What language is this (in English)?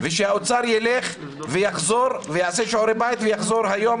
Hebrew